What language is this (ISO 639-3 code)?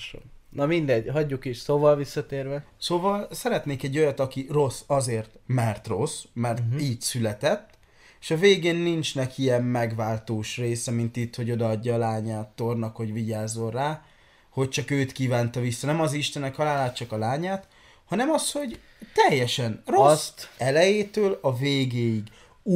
hun